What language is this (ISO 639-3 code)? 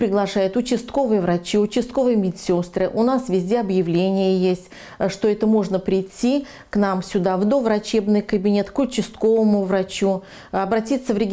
rus